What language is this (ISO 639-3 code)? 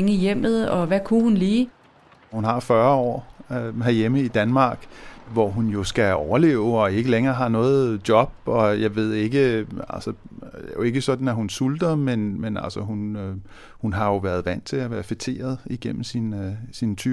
dan